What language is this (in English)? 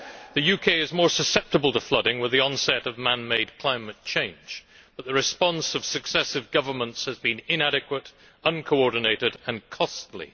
English